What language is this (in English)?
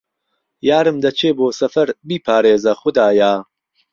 Central Kurdish